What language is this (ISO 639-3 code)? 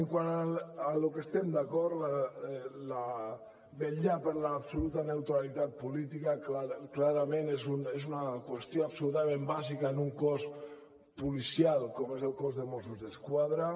cat